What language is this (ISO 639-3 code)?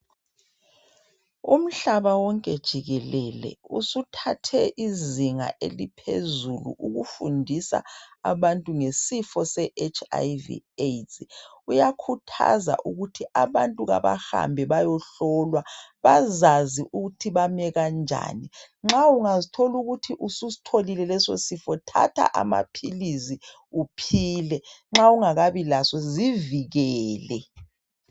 nde